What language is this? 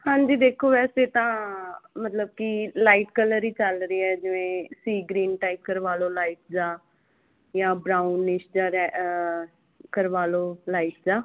Punjabi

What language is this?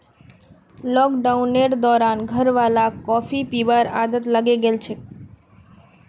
Magahi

